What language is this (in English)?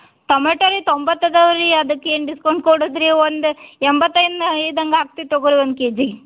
Kannada